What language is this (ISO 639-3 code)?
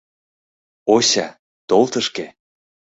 chm